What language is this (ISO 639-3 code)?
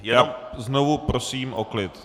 ces